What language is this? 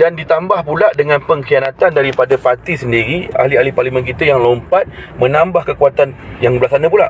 Malay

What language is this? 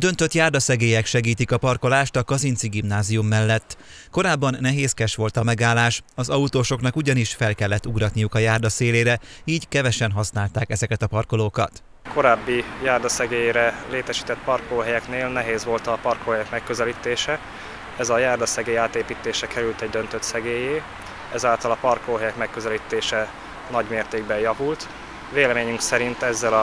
Hungarian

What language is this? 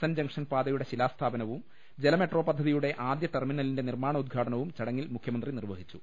Malayalam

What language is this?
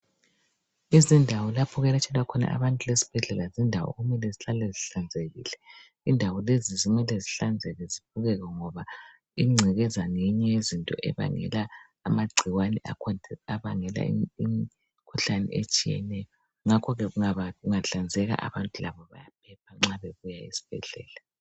North Ndebele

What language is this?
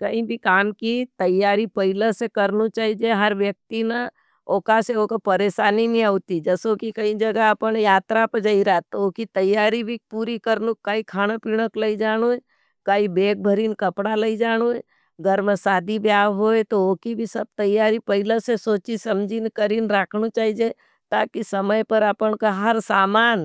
Nimadi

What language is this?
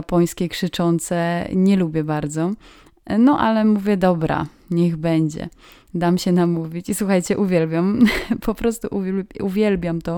Polish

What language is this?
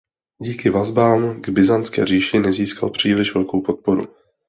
Czech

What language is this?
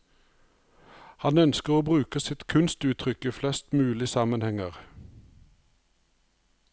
Norwegian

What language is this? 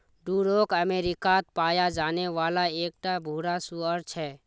Magahi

